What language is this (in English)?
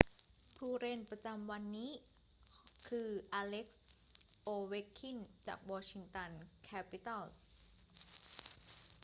Thai